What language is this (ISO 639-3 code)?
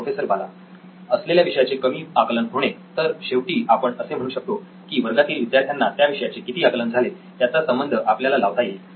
mar